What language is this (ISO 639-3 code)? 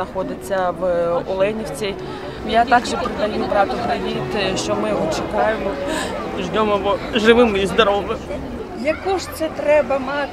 ukr